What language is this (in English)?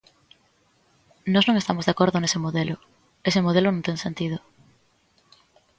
Galician